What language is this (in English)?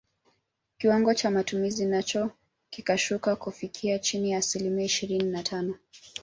Swahili